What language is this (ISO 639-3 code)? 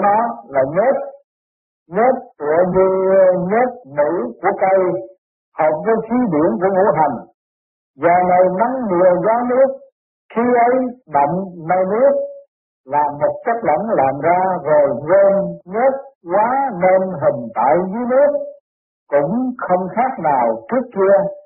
vie